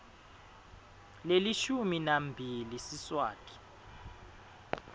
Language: Swati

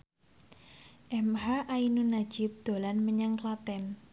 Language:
Javanese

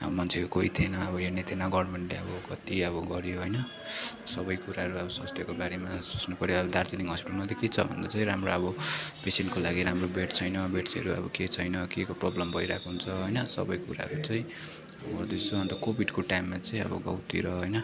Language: Nepali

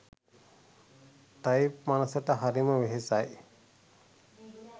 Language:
Sinhala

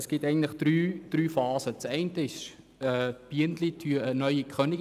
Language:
Swiss German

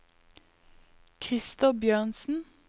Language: Norwegian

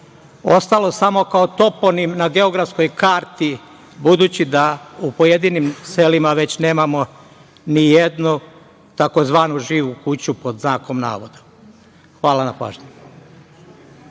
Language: Serbian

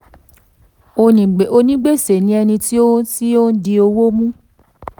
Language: Yoruba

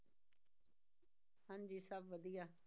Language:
Punjabi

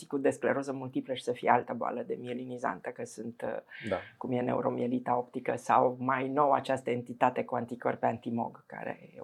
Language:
Romanian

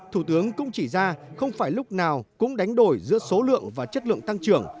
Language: Vietnamese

